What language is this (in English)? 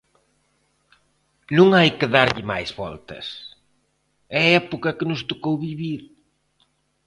Galician